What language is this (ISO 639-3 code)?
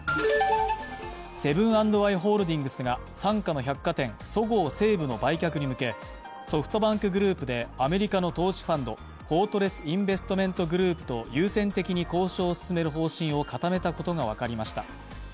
jpn